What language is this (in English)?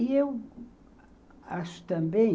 Portuguese